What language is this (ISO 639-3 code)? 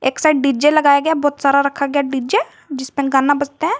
hin